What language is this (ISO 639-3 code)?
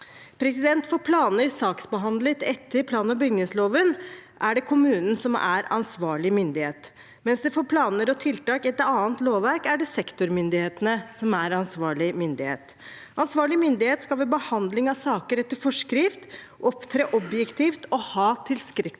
nor